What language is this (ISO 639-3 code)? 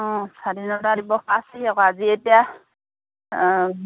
asm